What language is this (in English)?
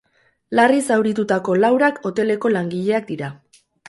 Basque